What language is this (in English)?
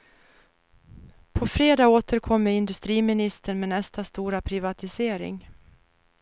Swedish